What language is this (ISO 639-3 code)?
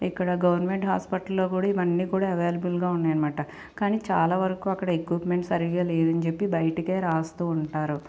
tel